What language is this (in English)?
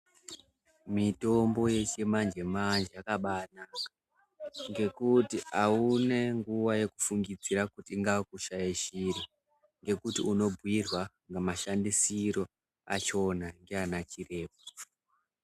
Ndau